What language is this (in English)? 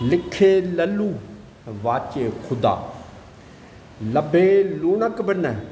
Sindhi